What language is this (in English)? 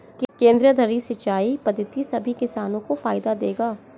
Hindi